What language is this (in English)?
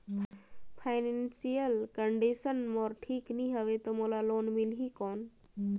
Chhattisgarhi